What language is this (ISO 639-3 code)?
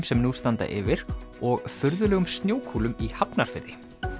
isl